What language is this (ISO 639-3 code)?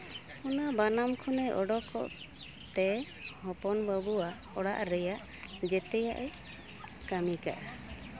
sat